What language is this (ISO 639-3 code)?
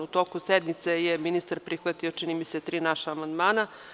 srp